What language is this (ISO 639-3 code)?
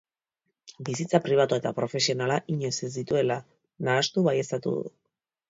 eus